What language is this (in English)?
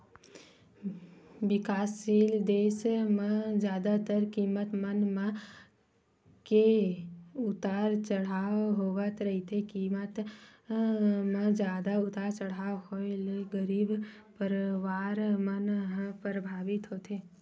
Chhattisgarhi